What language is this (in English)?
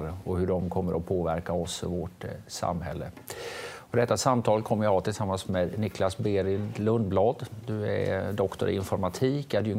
Swedish